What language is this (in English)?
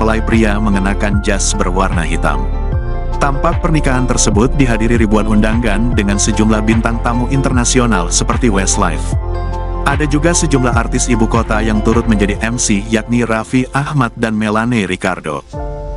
Indonesian